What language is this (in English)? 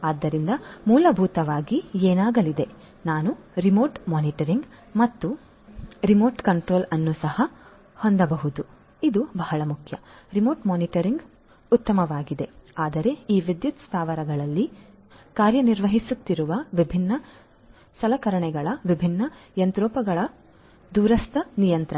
Kannada